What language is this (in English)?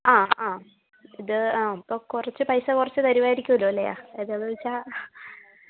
Malayalam